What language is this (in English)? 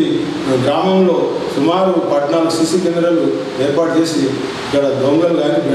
Romanian